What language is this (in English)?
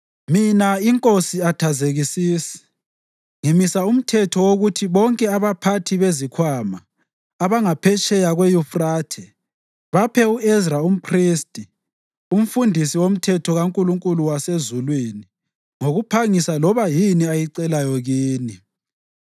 North Ndebele